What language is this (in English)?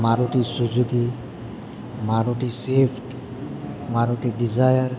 Gujarati